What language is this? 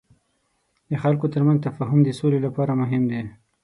Pashto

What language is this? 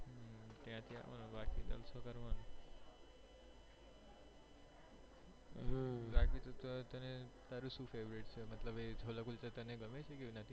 Gujarati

